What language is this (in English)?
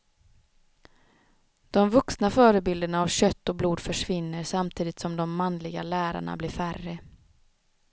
Swedish